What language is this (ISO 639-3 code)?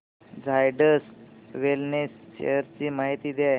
mar